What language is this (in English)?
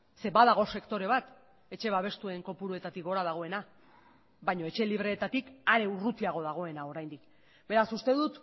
Basque